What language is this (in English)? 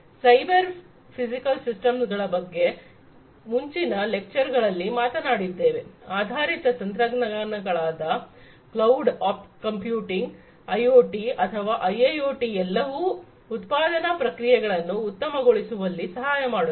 Kannada